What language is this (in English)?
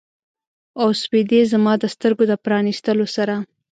Pashto